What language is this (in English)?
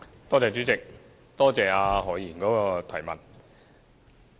Cantonese